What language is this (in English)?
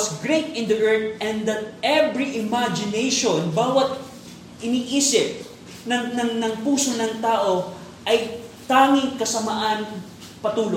Filipino